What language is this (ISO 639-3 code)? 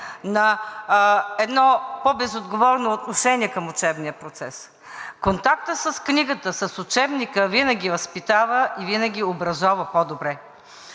bul